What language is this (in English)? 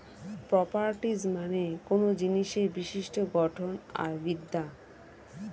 Bangla